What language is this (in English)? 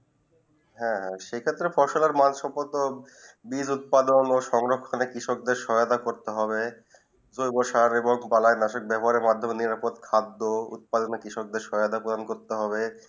Bangla